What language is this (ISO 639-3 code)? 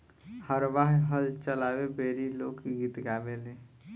bho